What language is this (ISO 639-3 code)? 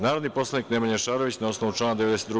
srp